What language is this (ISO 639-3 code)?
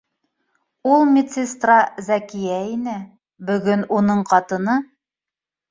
bak